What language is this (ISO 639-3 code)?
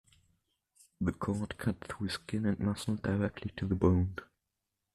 eng